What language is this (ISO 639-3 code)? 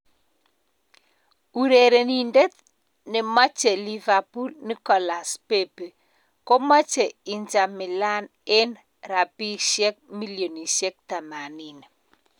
kln